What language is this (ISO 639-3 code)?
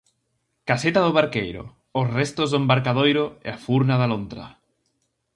glg